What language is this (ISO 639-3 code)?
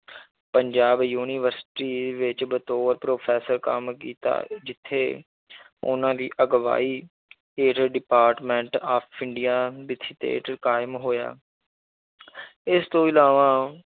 pan